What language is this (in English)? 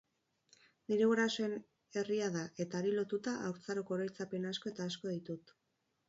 Basque